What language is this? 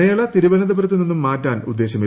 Malayalam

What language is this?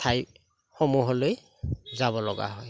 Assamese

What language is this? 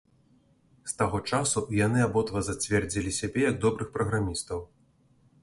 Belarusian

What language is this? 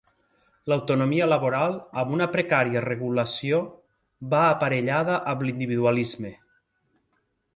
Catalan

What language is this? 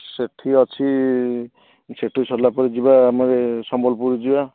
Odia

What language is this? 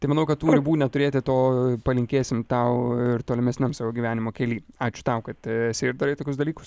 Lithuanian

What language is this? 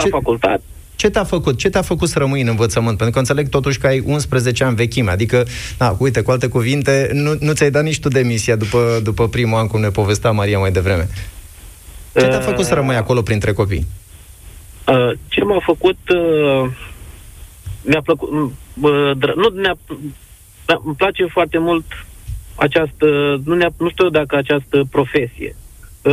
Romanian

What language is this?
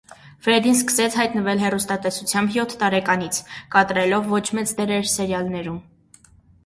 Armenian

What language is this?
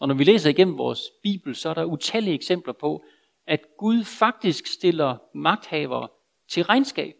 Danish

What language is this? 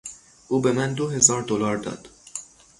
Persian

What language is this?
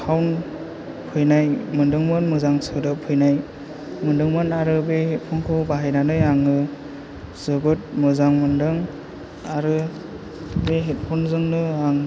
Bodo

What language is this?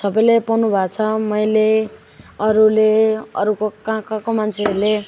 Nepali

